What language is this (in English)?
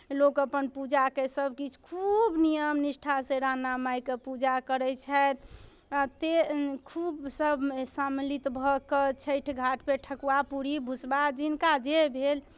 Maithili